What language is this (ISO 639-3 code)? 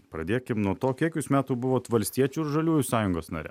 lit